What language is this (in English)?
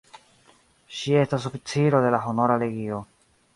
Esperanto